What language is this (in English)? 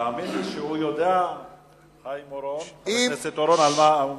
Hebrew